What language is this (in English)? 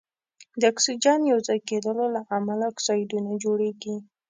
Pashto